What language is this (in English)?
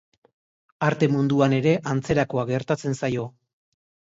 Basque